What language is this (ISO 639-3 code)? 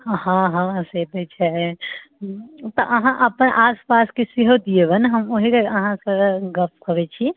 mai